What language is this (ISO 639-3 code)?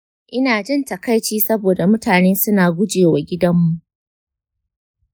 hau